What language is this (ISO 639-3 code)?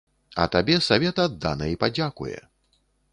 bel